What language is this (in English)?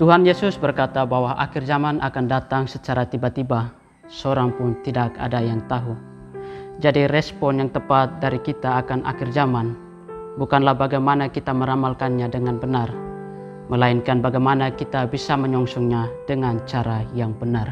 Indonesian